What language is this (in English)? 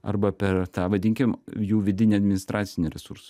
Lithuanian